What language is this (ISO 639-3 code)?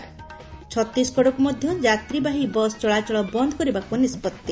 ori